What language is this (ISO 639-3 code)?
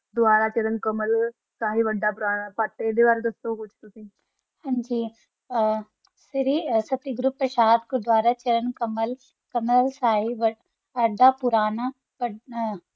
pan